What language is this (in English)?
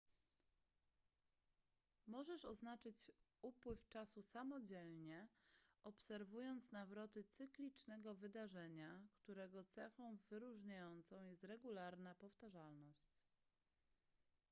Polish